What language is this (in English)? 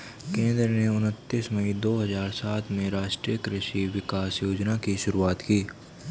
Hindi